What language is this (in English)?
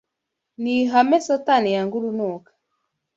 Kinyarwanda